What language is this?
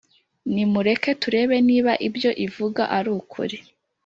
Kinyarwanda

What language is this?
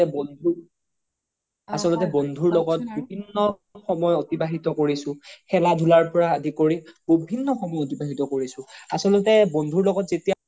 Assamese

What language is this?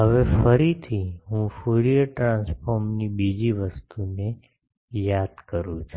Gujarati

